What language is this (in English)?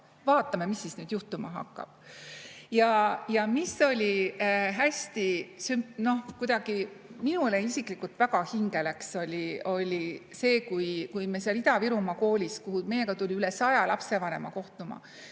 Estonian